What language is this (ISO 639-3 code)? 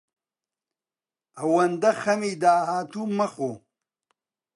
ckb